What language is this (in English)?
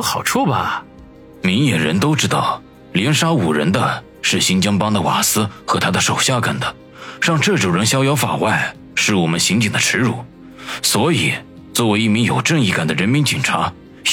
Chinese